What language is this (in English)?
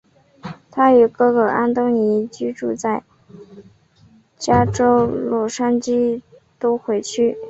Chinese